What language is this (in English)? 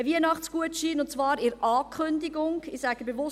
Swiss German